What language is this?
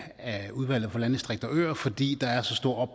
Danish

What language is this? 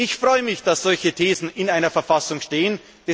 German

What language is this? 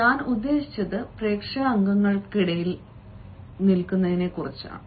Malayalam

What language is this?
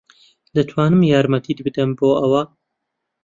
Central Kurdish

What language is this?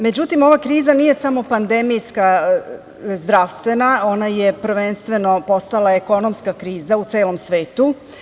Serbian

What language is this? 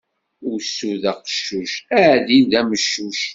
Kabyle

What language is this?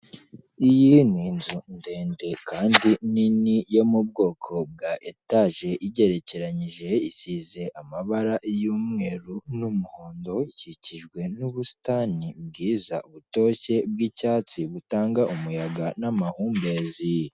Kinyarwanda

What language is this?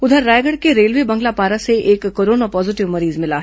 Hindi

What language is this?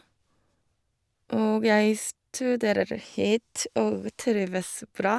Norwegian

